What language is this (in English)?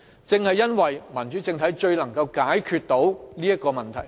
Cantonese